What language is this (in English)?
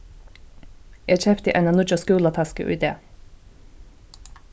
Faroese